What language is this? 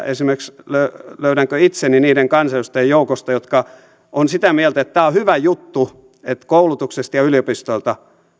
Finnish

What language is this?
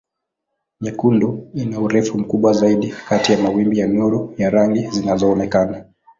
Swahili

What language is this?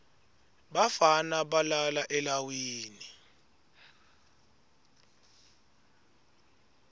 Swati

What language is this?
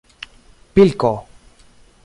Esperanto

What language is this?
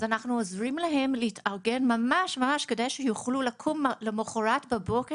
Hebrew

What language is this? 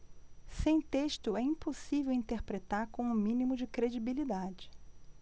Portuguese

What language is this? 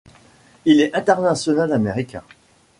French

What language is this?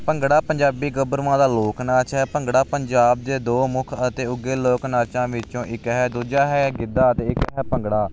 Punjabi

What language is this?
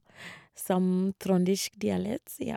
Norwegian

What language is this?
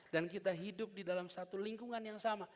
Indonesian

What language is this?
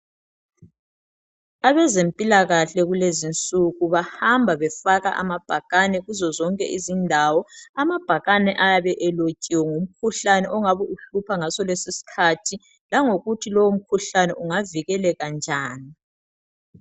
North Ndebele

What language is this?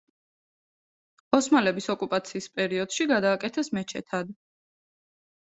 Georgian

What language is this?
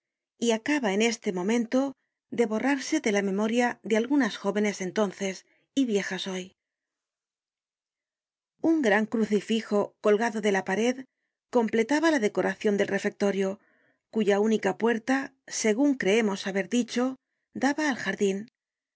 Spanish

